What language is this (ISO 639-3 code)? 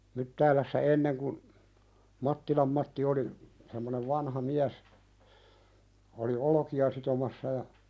fin